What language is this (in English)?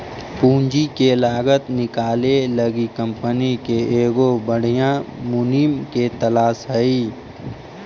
Magahi